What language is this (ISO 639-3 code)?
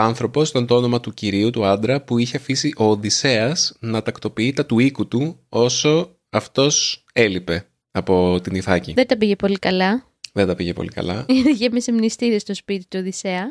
ell